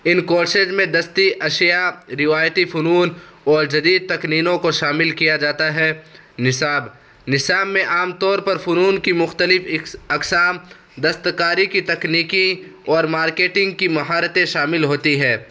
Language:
Urdu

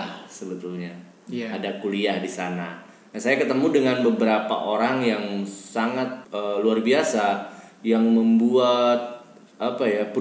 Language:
Indonesian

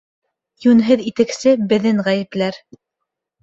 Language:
Bashkir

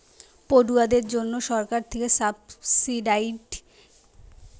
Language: Bangla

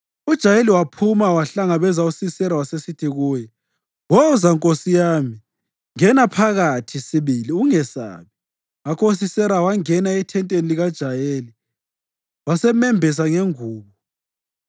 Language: North Ndebele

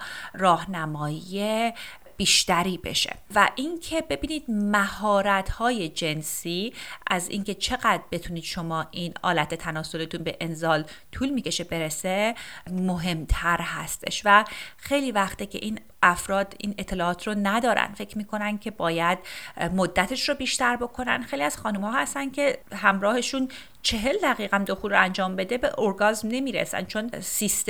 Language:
Persian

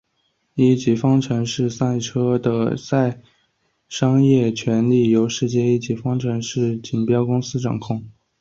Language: Chinese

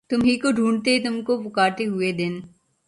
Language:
Urdu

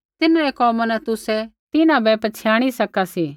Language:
Kullu Pahari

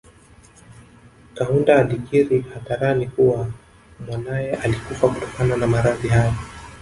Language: Swahili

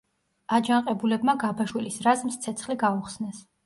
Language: Georgian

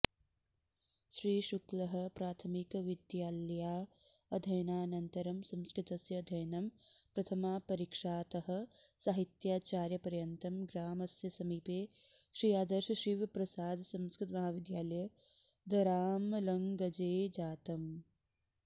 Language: Sanskrit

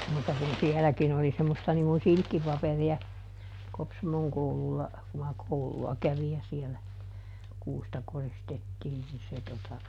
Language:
Finnish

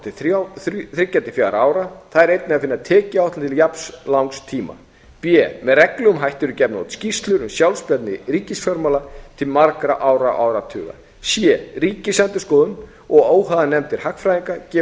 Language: Icelandic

